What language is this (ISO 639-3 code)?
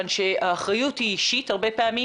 heb